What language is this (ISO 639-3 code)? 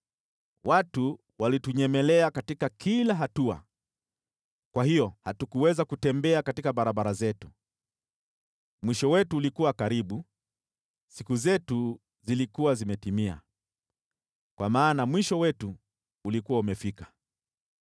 swa